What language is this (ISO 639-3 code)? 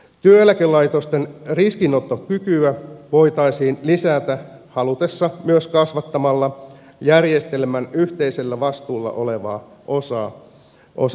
fin